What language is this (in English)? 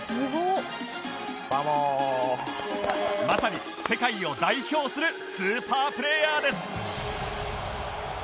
Japanese